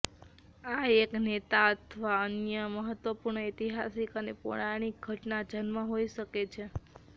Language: Gujarati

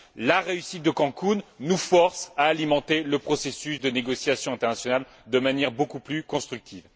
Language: French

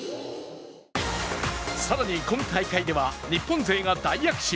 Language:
Japanese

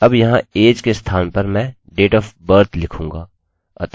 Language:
Hindi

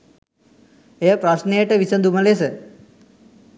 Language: Sinhala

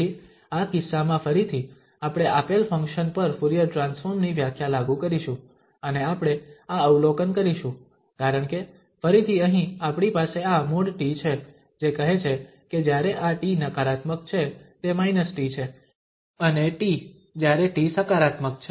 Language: Gujarati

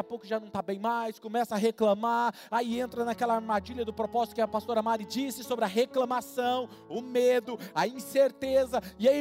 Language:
Portuguese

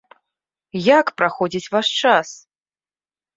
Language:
Belarusian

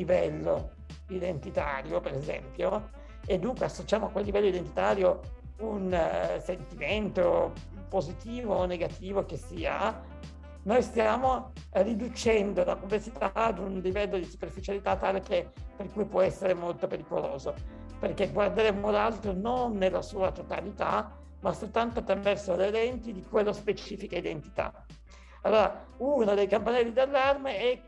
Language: Italian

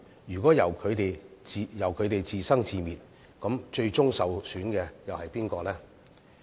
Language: Cantonese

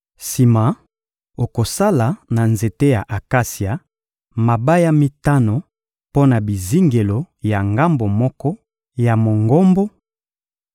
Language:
Lingala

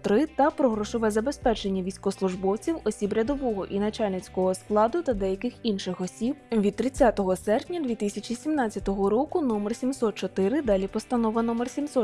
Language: Ukrainian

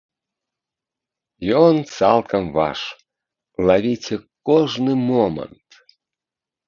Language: Belarusian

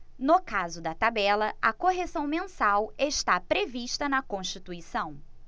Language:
Portuguese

